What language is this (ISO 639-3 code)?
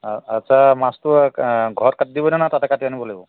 asm